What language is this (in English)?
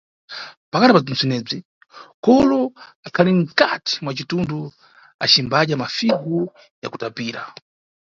Nyungwe